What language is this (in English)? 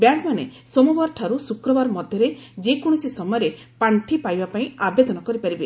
Odia